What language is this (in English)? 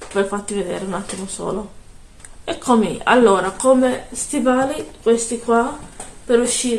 Italian